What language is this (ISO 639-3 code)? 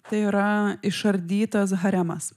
lit